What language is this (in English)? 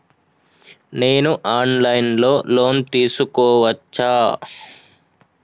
Telugu